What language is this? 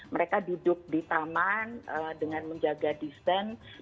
Indonesian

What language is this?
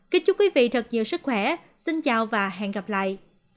Vietnamese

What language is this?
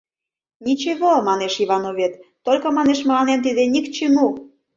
Mari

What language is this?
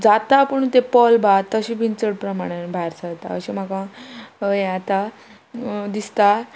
Konkani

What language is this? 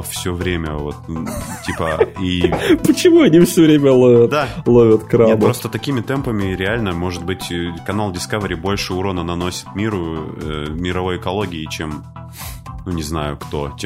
Russian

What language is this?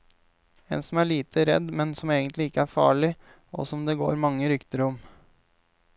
Norwegian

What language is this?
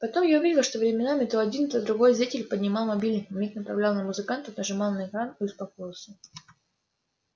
Russian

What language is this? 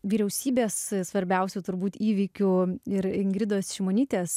Lithuanian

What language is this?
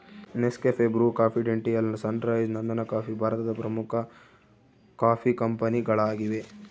Kannada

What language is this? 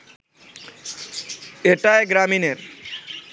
Bangla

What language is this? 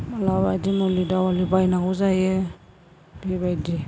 Bodo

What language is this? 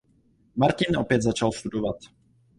Czech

